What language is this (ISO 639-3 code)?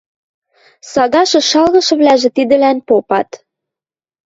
mrj